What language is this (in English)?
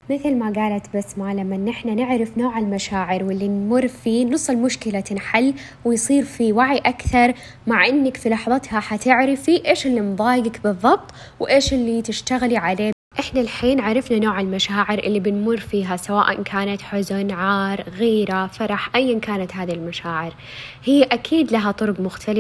Arabic